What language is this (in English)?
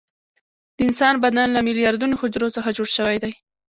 Pashto